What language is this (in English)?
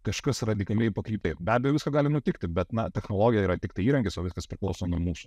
Lithuanian